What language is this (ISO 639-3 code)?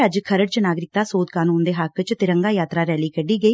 pan